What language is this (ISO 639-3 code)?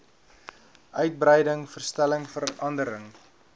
afr